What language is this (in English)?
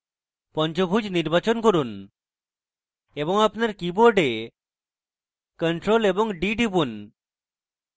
Bangla